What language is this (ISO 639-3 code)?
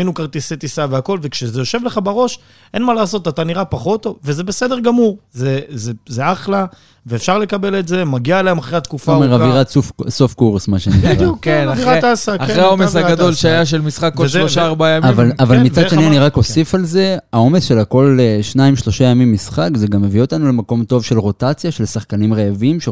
heb